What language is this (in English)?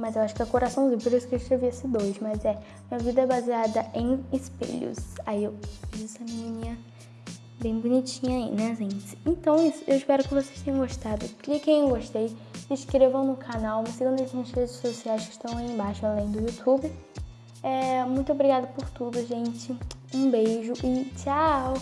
Portuguese